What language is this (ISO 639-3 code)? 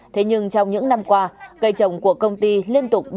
vie